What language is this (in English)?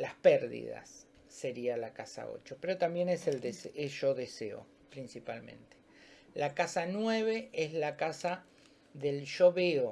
Spanish